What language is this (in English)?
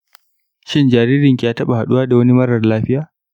Hausa